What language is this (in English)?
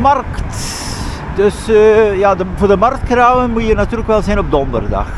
Dutch